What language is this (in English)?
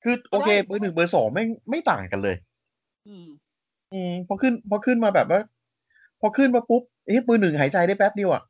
Thai